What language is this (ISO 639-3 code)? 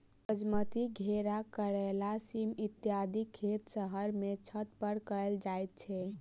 mai